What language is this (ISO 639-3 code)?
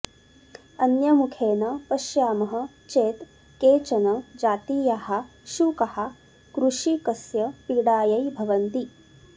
san